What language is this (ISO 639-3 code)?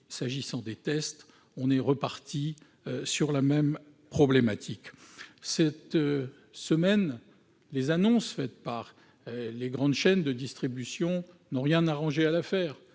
fra